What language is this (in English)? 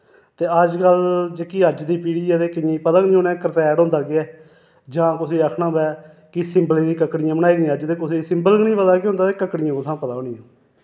Dogri